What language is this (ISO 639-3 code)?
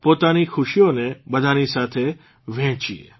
guj